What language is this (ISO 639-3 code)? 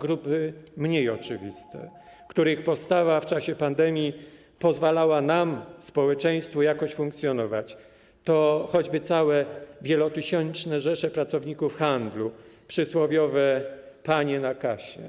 pol